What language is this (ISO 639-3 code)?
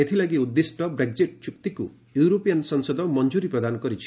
ori